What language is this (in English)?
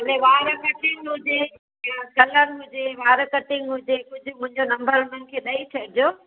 Sindhi